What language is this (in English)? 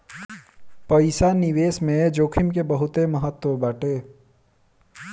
Bhojpuri